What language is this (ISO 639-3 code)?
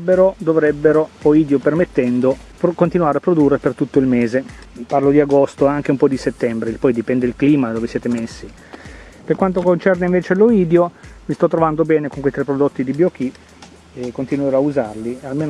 ita